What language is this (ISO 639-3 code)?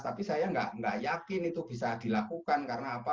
ind